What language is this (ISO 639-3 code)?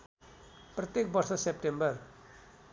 nep